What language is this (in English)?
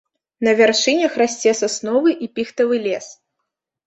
Belarusian